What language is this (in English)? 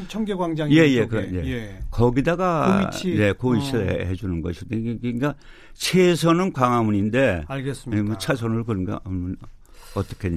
Korean